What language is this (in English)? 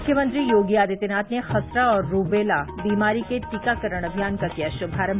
Hindi